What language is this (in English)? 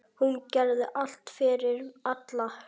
Icelandic